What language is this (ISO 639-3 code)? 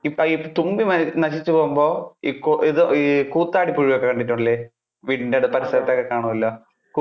mal